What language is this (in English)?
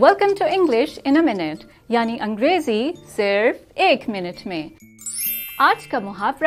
Urdu